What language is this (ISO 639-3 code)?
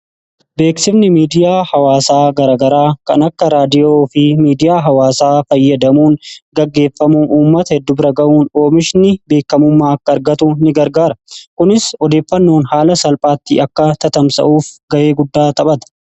orm